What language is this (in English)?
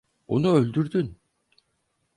Turkish